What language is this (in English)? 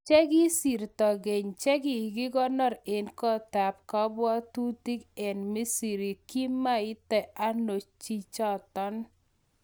Kalenjin